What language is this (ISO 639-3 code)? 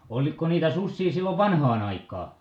fin